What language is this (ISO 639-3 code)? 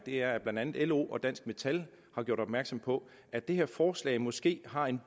dan